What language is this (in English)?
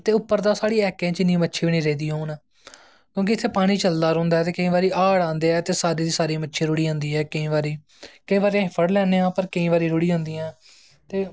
Dogri